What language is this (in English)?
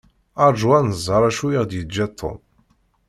Kabyle